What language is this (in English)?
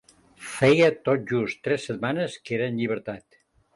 Catalan